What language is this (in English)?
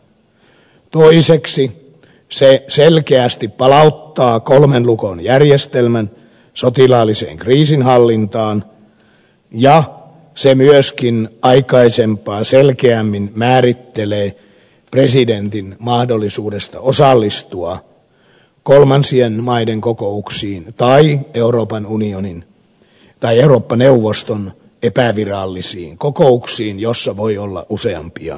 Finnish